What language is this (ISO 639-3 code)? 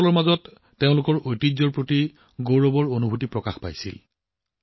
asm